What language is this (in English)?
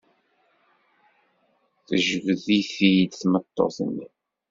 Kabyle